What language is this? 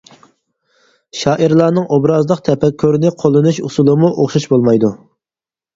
Uyghur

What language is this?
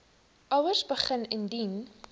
Afrikaans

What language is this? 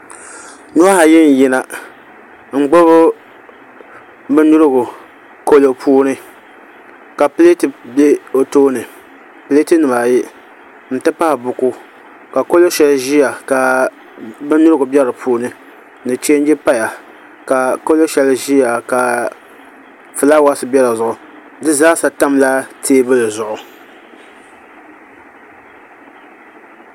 Dagbani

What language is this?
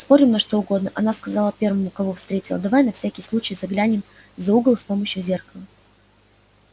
Russian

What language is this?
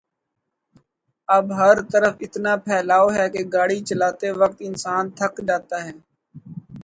Urdu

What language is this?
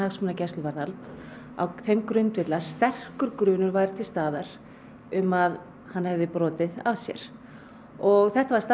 Icelandic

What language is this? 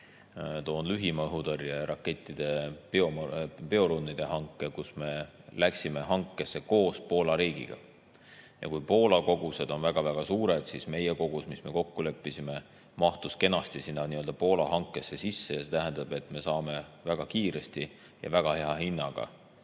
Estonian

